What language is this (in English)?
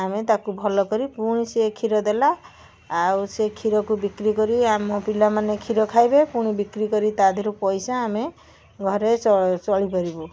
Odia